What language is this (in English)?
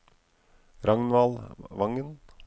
Norwegian